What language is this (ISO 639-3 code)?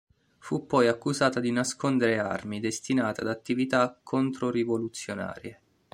ita